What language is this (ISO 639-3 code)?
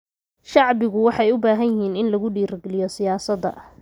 som